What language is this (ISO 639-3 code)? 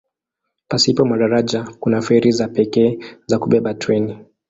swa